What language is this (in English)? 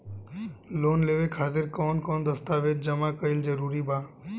Bhojpuri